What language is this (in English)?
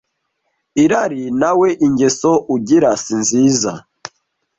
Kinyarwanda